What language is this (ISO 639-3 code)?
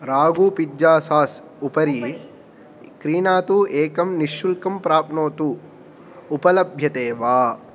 san